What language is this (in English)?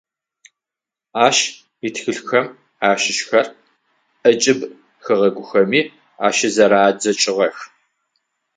Adyghe